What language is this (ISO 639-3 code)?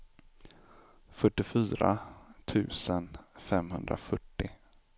swe